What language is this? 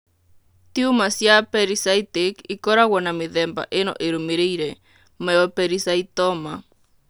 Kikuyu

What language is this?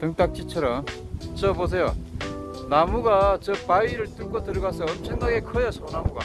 Korean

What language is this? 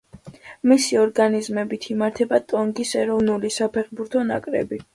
Georgian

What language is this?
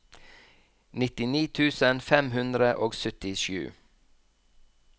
Norwegian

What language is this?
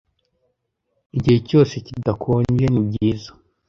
Kinyarwanda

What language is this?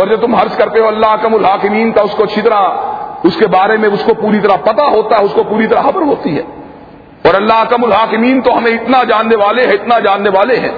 Urdu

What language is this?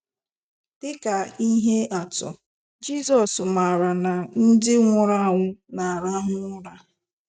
Igbo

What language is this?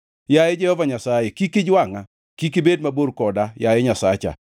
Luo (Kenya and Tanzania)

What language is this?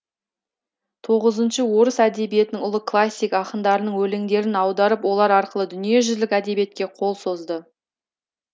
Kazakh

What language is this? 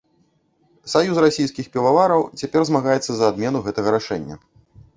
Belarusian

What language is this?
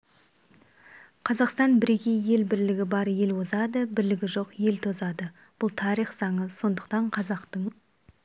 Kazakh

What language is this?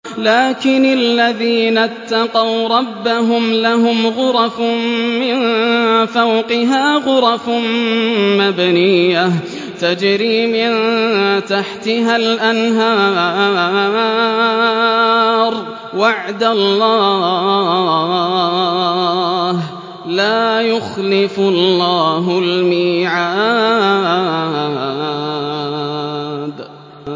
Arabic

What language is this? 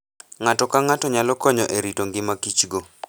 Luo (Kenya and Tanzania)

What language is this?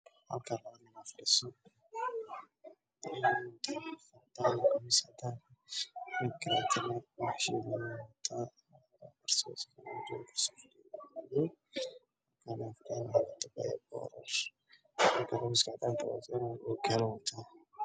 Somali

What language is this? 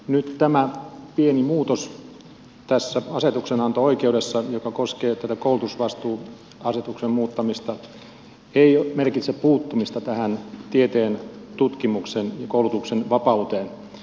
Finnish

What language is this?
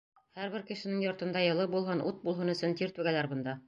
Bashkir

